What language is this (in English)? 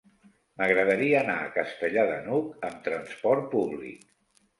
Catalan